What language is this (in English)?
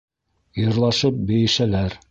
Bashkir